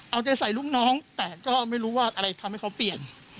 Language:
Thai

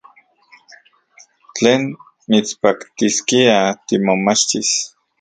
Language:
Central Puebla Nahuatl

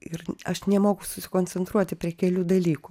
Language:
Lithuanian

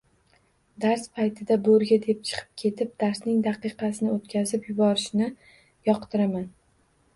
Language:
Uzbek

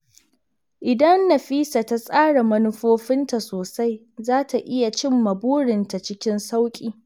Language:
Hausa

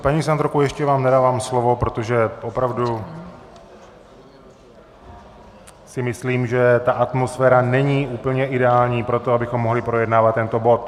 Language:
Czech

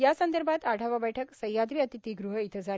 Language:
Marathi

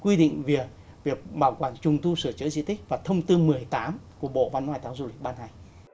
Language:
Vietnamese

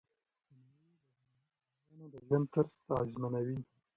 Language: Pashto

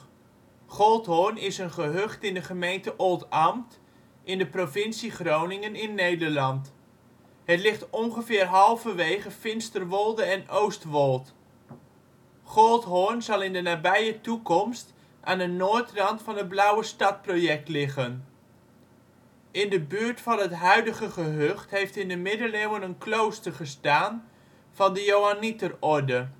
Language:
Dutch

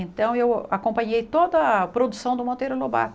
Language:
Portuguese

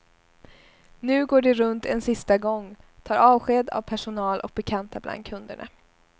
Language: Swedish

